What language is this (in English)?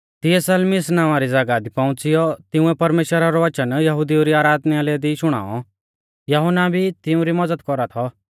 Mahasu Pahari